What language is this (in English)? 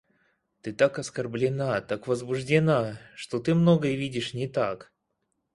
Russian